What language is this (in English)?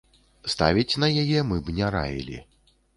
Belarusian